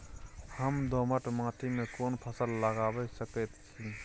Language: Maithili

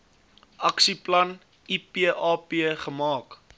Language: Afrikaans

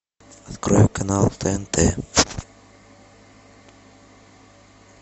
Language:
Russian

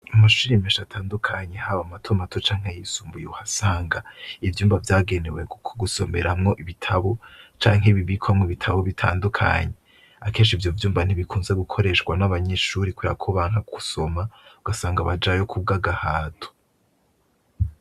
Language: Rundi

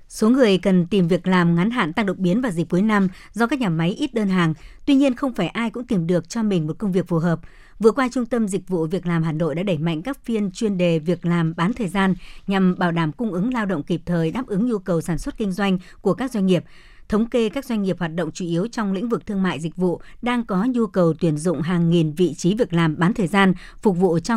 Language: Vietnamese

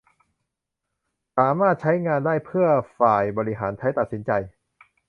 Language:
Thai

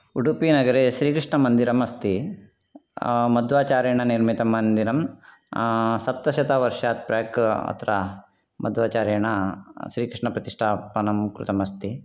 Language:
Sanskrit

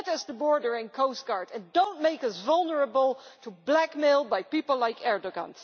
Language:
English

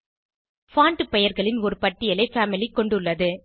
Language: Tamil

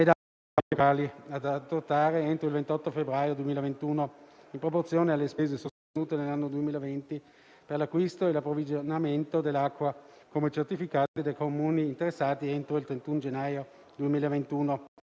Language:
Italian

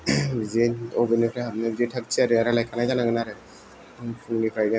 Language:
Bodo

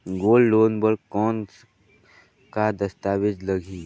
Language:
Chhattisgarhi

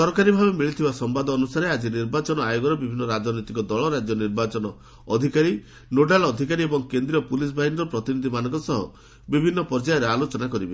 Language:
Odia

